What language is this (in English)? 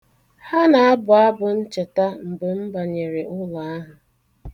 Igbo